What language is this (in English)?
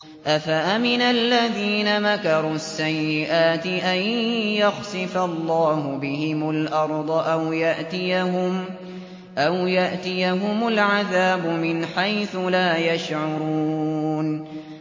Arabic